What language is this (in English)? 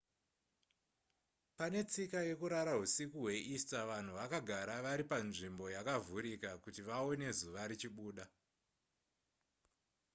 Shona